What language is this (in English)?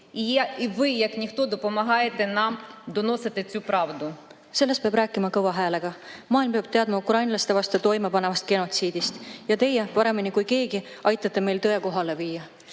Estonian